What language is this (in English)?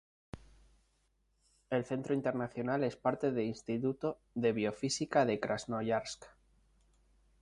Spanish